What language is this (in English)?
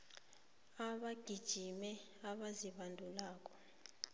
South Ndebele